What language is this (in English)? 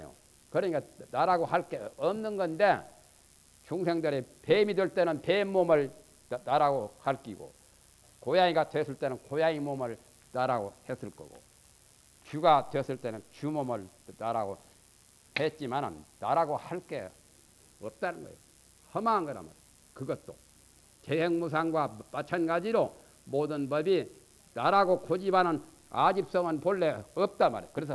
Korean